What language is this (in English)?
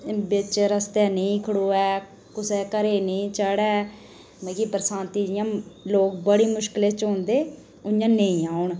Dogri